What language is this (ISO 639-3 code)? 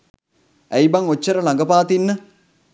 sin